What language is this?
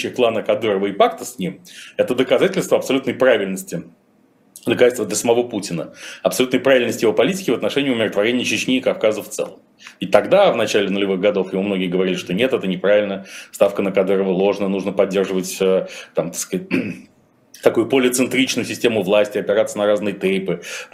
Russian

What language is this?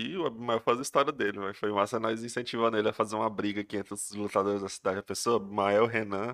Portuguese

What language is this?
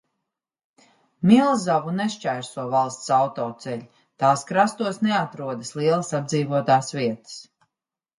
Latvian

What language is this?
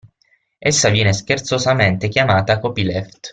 Italian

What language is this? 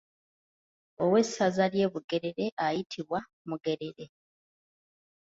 Ganda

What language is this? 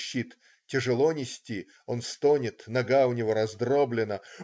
Russian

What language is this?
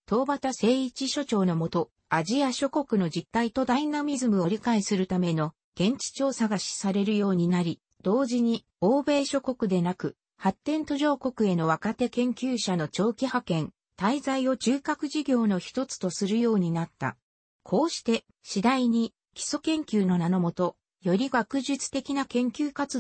Japanese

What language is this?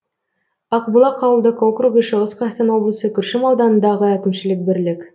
Kazakh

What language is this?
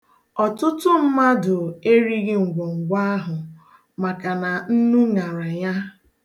Igbo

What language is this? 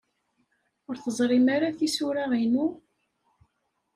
Kabyle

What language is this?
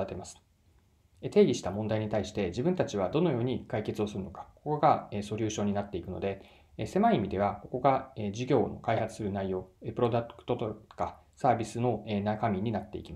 Japanese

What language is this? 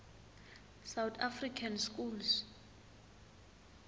Swati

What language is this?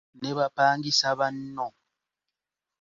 Ganda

